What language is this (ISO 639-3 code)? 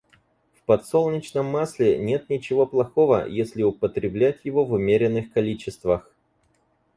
rus